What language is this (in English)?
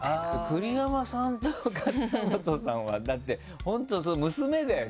Japanese